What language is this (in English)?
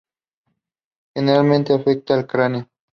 Spanish